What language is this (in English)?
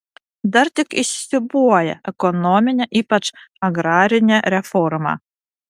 Lithuanian